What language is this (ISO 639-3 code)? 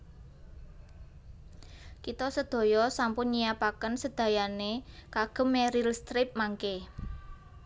jav